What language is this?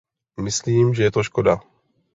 Czech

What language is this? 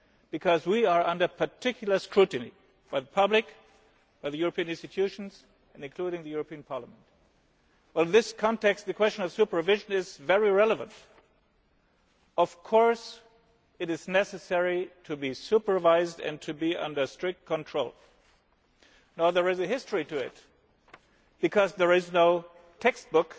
English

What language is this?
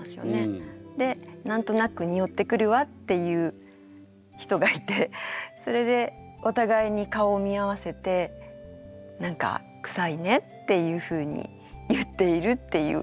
Japanese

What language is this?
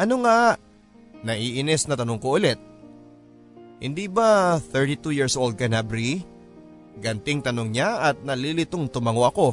Filipino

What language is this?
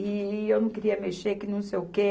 Portuguese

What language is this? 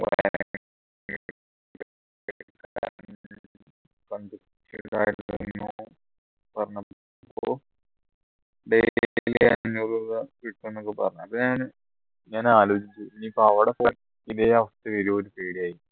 Malayalam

